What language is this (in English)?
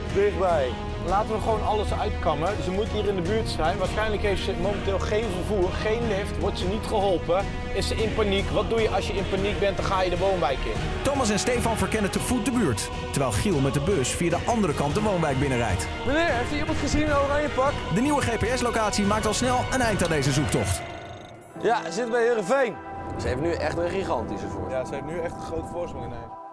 Dutch